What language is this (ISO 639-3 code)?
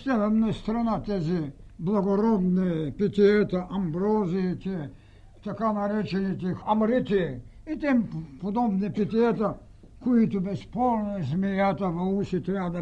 bul